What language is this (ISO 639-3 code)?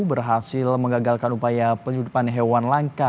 ind